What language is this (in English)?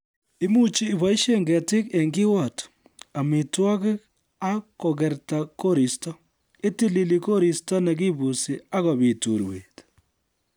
Kalenjin